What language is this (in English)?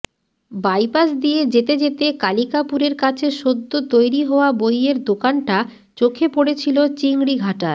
Bangla